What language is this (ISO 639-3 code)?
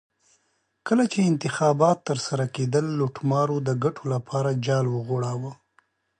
pus